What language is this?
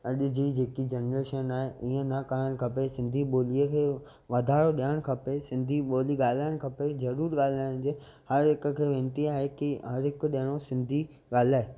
Sindhi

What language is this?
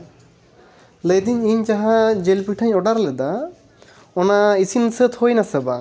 Santali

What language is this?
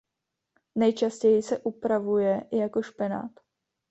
Czech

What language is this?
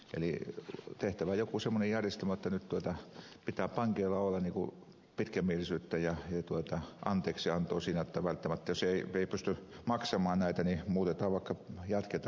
Finnish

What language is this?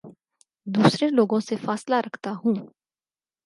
Urdu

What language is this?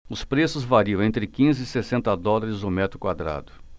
Portuguese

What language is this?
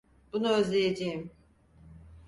Turkish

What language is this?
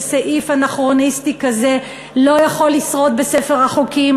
Hebrew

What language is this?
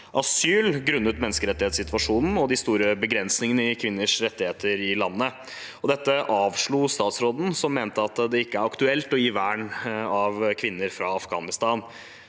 Norwegian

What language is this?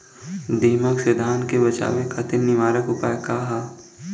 Bhojpuri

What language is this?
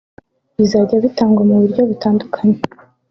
Kinyarwanda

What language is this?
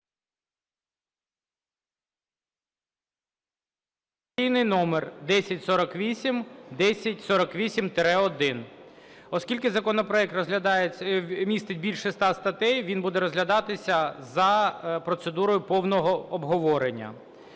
Ukrainian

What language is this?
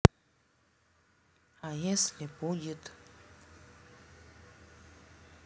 Russian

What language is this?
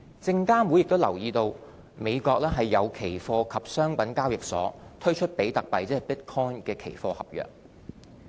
Cantonese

